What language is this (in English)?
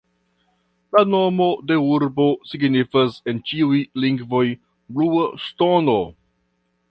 Esperanto